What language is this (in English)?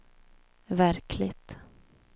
Swedish